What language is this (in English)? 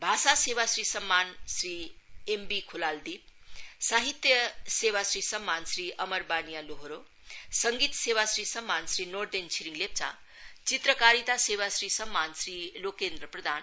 Nepali